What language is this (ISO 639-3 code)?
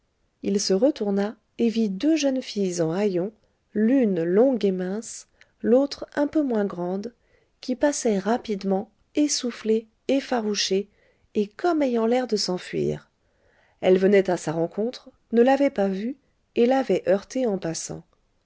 fra